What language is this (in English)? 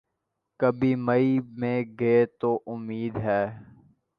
Urdu